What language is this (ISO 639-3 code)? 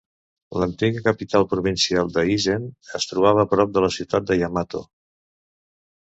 cat